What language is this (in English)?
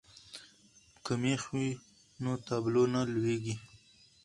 Pashto